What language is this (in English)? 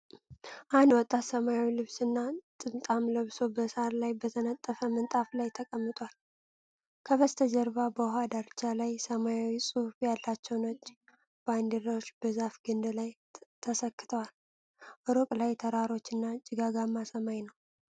Amharic